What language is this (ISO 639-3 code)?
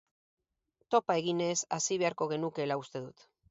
eus